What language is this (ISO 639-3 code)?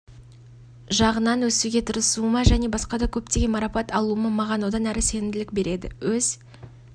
kaz